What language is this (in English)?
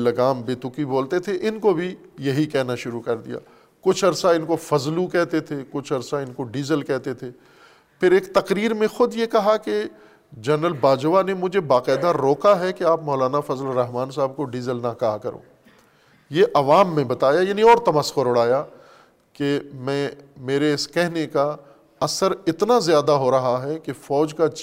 Urdu